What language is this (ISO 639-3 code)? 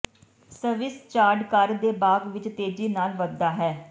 pan